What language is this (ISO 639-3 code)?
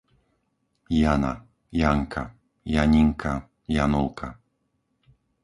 slk